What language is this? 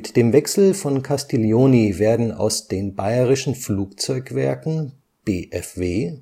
German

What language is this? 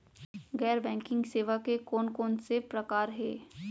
Chhattisgarhi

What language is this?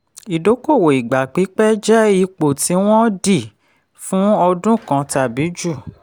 Yoruba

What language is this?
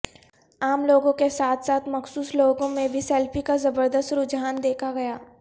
Urdu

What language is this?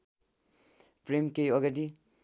Nepali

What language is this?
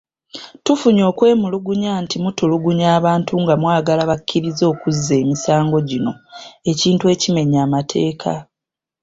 Ganda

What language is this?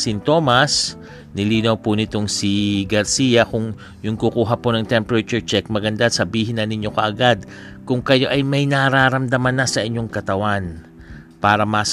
Filipino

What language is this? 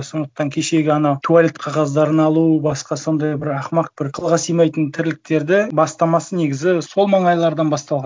Kazakh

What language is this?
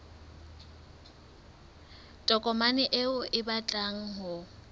Southern Sotho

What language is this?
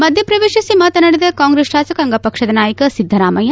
Kannada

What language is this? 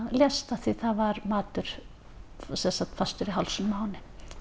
Icelandic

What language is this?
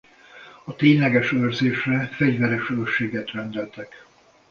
Hungarian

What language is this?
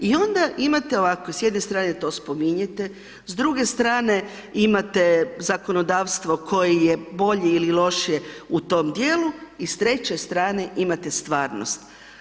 Croatian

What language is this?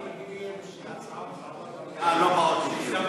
Hebrew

